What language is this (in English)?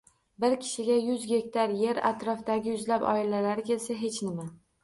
Uzbek